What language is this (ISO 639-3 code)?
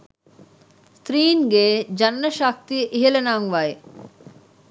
sin